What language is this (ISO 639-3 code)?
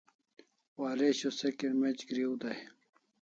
kls